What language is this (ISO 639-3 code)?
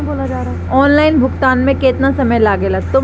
bho